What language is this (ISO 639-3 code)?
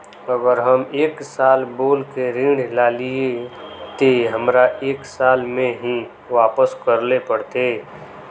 mag